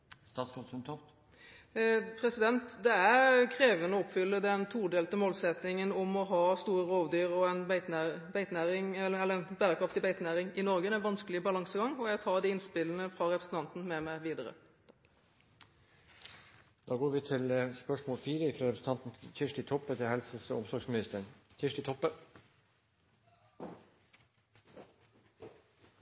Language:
Norwegian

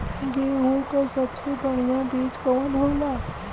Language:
Bhojpuri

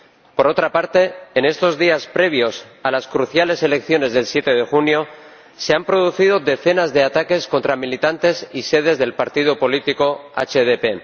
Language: Spanish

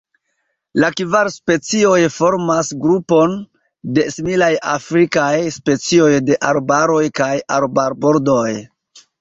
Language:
Esperanto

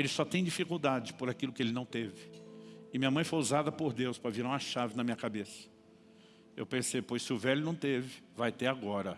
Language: Portuguese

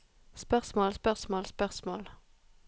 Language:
Norwegian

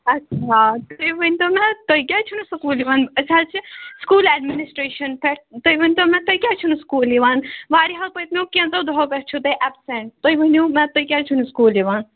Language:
Kashmiri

